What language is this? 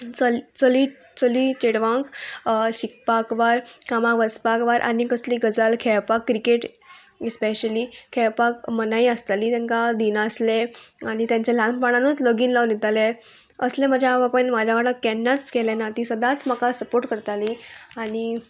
Konkani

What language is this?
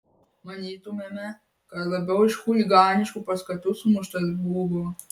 Lithuanian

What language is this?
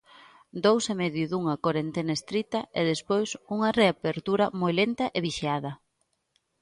Galician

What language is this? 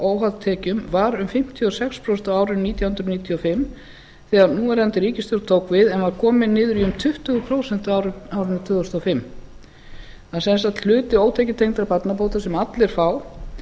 Icelandic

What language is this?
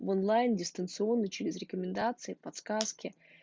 Russian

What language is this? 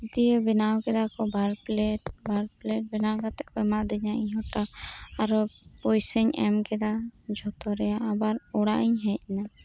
Santali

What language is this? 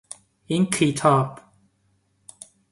Persian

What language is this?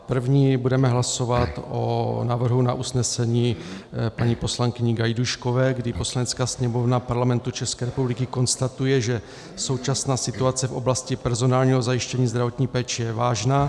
Czech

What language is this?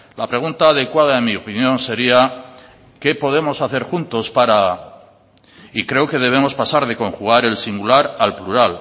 Spanish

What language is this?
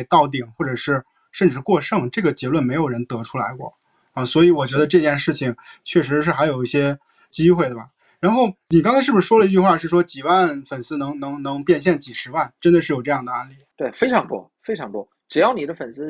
Chinese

